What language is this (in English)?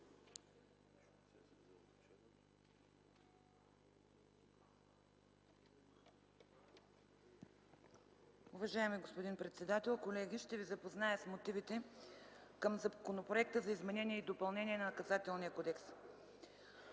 Bulgarian